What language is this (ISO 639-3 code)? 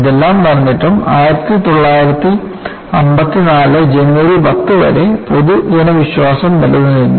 mal